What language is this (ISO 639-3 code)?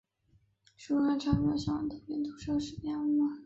zho